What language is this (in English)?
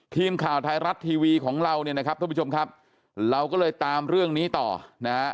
Thai